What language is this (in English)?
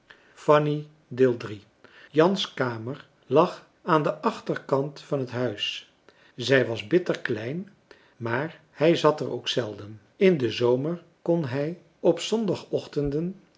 Dutch